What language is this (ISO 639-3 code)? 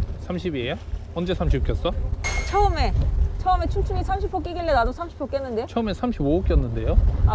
kor